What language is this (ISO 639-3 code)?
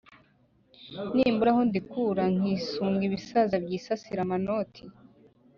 kin